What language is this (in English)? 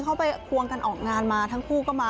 Thai